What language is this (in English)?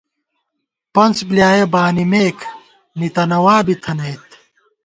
Gawar-Bati